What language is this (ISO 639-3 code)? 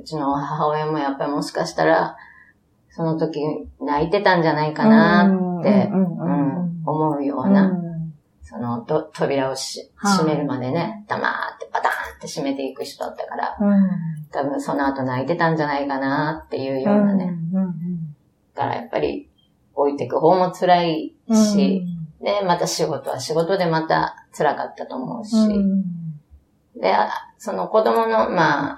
jpn